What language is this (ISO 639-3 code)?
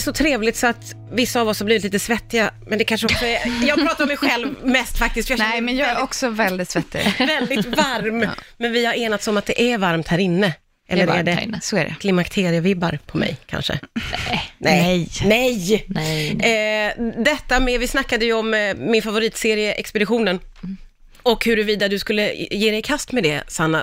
swe